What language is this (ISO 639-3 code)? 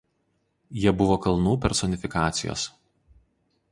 lit